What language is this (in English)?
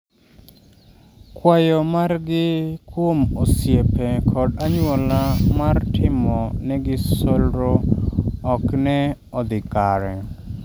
Luo (Kenya and Tanzania)